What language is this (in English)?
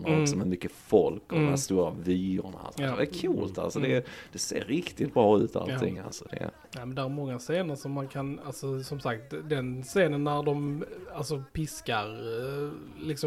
Swedish